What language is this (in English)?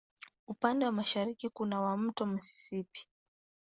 Swahili